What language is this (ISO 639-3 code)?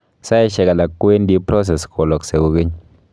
kln